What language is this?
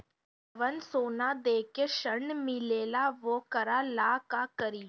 Bhojpuri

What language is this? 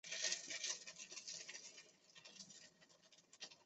Chinese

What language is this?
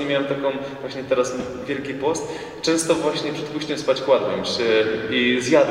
Polish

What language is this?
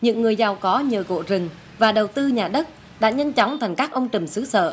Vietnamese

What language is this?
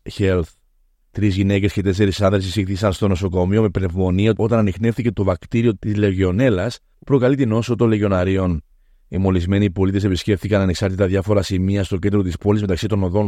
Greek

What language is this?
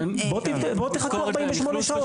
Hebrew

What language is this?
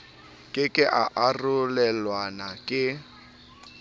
Southern Sotho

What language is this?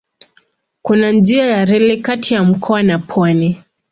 Swahili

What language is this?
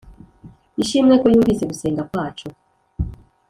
Kinyarwanda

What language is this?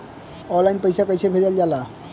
Bhojpuri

